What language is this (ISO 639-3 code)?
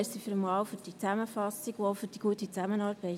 gsw